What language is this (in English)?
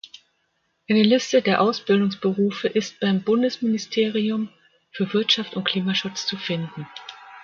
German